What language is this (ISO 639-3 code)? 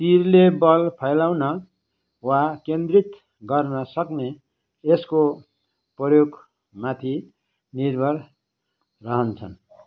nep